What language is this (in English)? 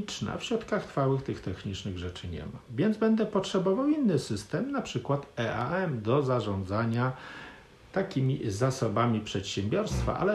Polish